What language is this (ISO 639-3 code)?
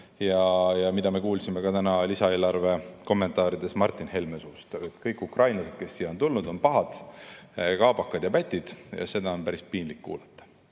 est